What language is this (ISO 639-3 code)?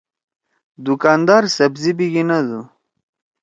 trw